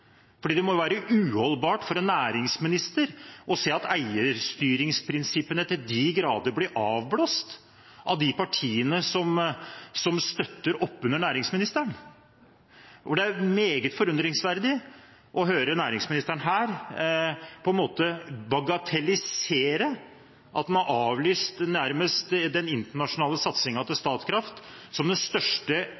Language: Norwegian Bokmål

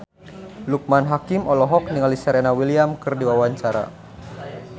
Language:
Sundanese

